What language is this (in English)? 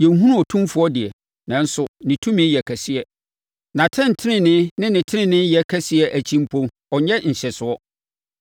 Akan